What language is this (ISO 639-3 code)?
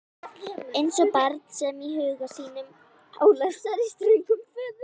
isl